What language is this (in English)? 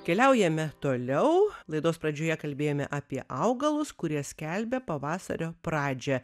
Lithuanian